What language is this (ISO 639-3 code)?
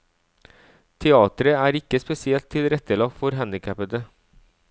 nor